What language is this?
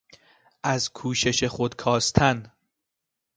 Persian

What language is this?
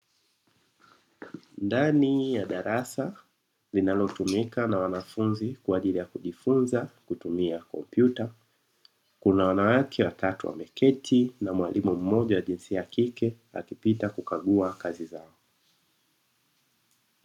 Swahili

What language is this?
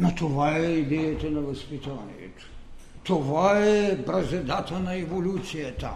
Bulgarian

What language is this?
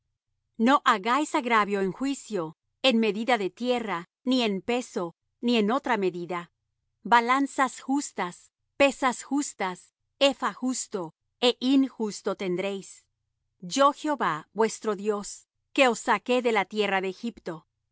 Spanish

